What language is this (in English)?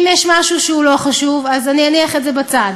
Hebrew